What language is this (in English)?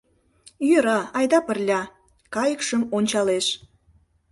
Mari